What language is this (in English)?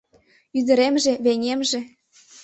Mari